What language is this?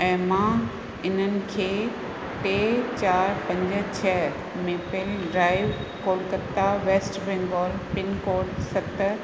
Sindhi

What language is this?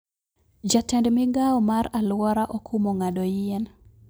Luo (Kenya and Tanzania)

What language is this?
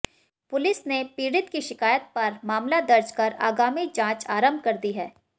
Hindi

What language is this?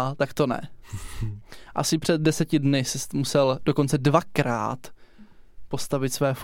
Czech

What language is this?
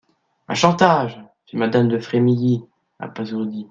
French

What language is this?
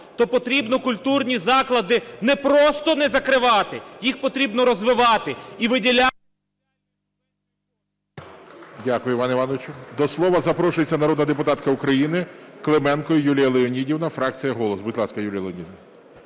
Ukrainian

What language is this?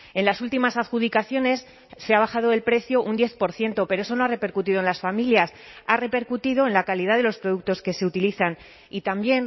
Spanish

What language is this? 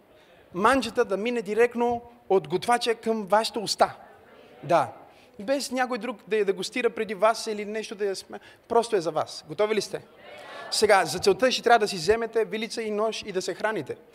Bulgarian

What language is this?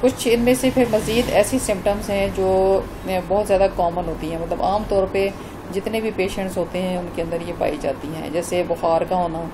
Hindi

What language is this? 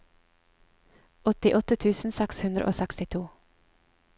Norwegian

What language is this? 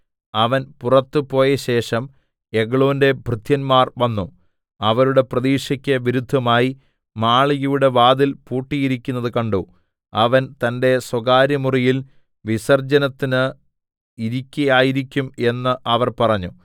Malayalam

